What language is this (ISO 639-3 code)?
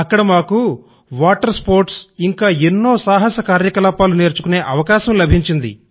tel